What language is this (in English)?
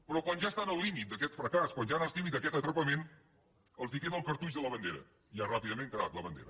Catalan